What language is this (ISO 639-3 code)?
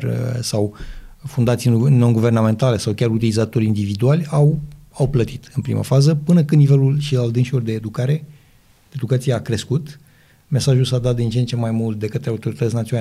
ron